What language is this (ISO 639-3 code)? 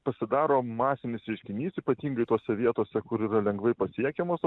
lit